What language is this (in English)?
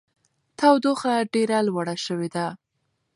Pashto